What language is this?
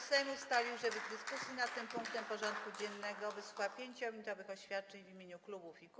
Polish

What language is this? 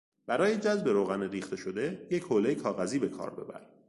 Persian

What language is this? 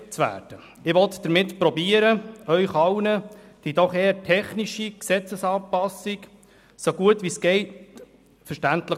Swiss German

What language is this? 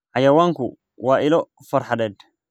Somali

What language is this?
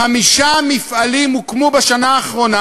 Hebrew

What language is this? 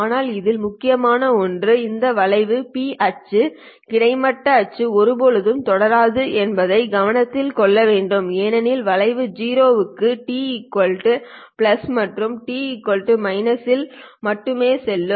Tamil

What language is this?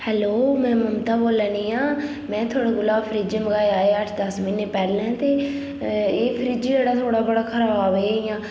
Dogri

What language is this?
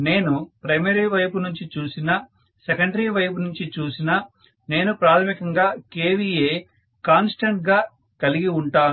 Telugu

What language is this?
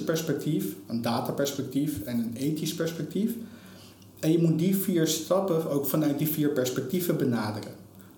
Dutch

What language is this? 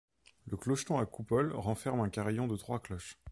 French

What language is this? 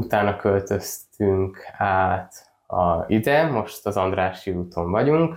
Hungarian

